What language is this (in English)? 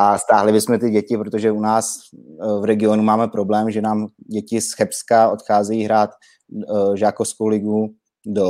Czech